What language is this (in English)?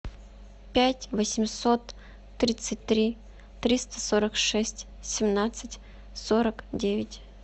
Russian